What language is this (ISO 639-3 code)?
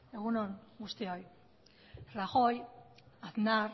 eus